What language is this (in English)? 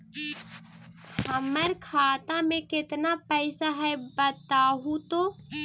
Magahi